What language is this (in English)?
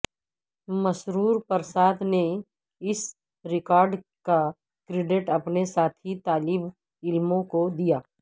Urdu